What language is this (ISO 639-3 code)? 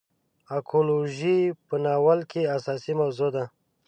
pus